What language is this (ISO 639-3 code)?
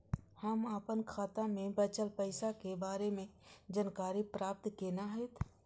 mai